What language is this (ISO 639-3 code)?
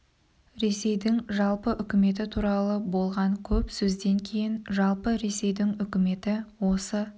kaz